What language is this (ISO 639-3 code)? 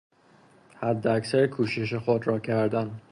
fas